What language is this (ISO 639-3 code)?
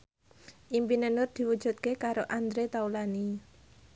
jav